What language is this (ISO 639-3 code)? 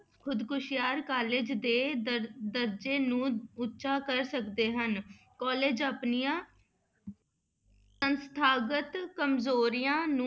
pan